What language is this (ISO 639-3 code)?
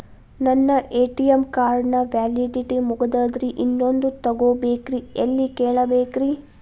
kan